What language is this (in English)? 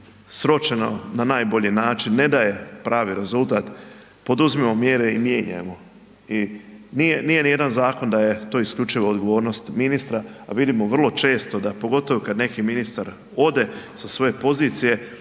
Croatian